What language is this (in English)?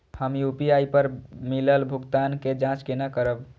Maithili